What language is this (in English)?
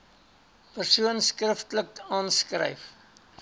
Afrikaans